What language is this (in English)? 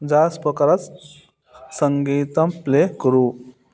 Sanskrit